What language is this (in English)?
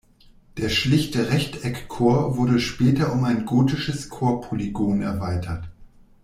German